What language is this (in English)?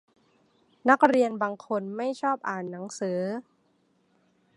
Thai